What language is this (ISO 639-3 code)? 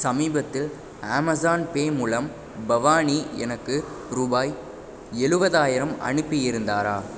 tam